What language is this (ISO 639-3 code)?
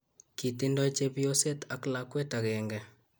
kln